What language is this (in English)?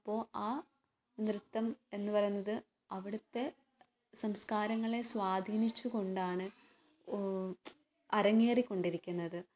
Malayalam